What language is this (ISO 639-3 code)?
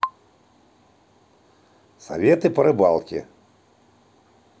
rus